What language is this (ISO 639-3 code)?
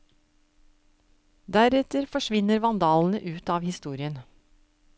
nor